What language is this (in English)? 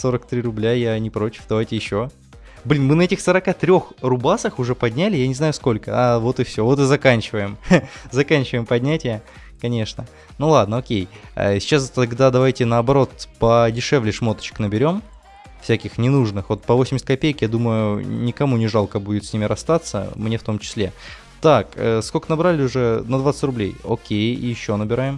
Russian